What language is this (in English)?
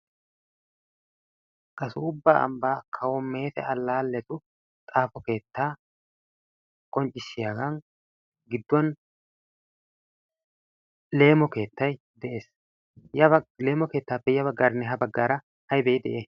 Wolaytta